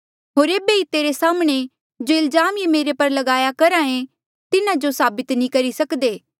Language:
Mandeali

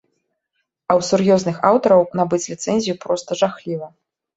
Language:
Belarusian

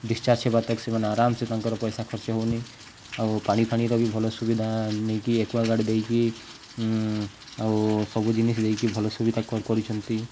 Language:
Odia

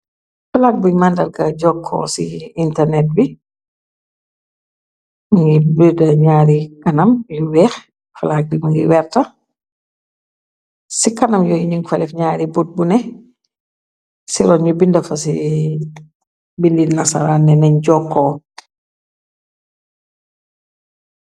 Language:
Wolof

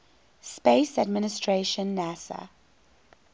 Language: English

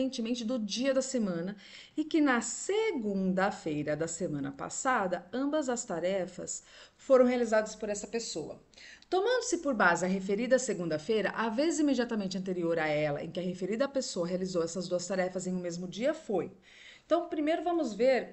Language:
Portuguese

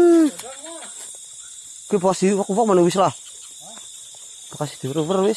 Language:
Indonesian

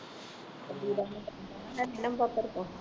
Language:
Punjabi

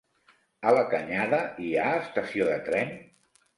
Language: Catalan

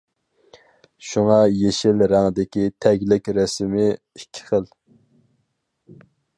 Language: Uyghur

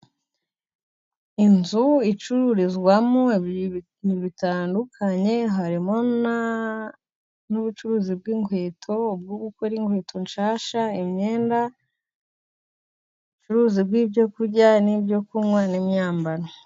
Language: Kinyarwanda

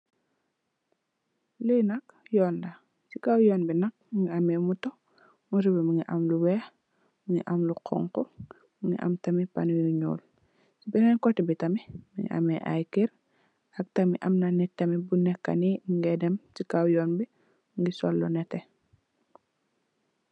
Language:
Wolof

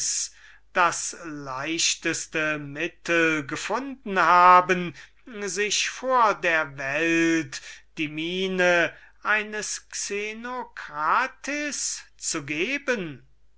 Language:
German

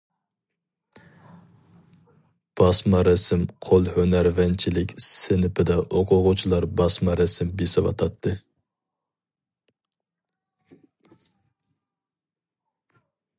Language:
Uyghur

